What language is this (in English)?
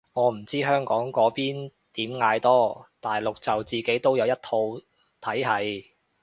Cantonese